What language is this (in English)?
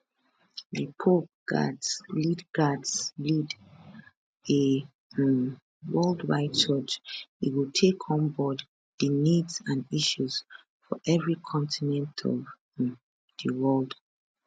Nigerian Pidgin